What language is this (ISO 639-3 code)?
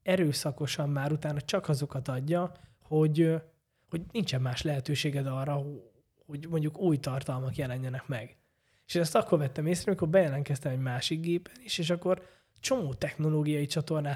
hun